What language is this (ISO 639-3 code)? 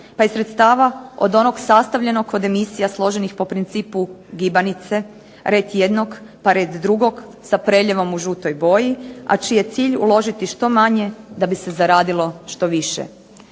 hrv